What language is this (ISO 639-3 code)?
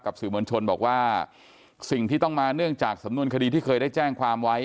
tha